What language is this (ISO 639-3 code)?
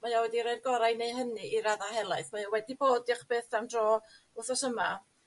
cym